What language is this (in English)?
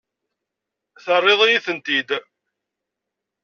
Kabyle